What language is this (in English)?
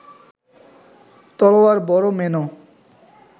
Bangla